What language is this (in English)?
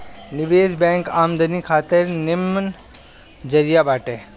Bhojpuri